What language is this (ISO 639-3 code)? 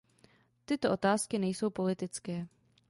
ces